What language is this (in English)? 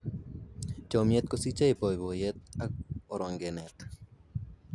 Kalenjin